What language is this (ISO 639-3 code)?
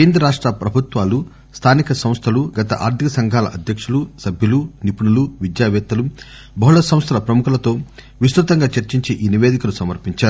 tel